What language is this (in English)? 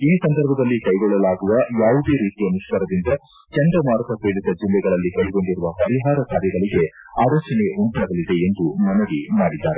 Kannada